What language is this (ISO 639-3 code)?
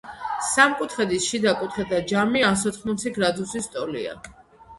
kat